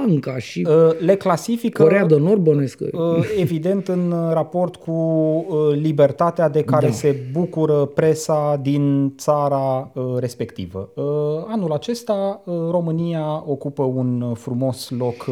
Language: Romanian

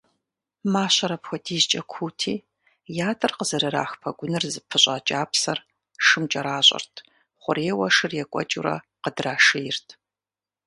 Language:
Kabardian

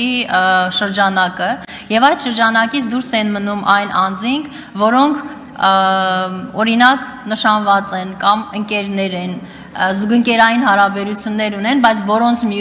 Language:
Romanian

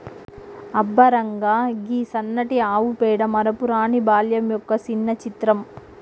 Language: Telugu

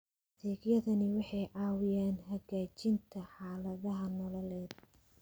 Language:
Somali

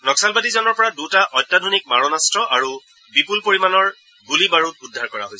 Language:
Assamese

